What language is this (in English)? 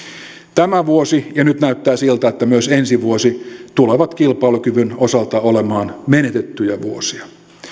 Finnish